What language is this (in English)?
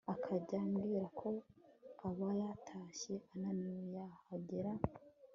Kinyarwanda